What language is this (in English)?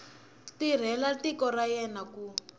Tsonga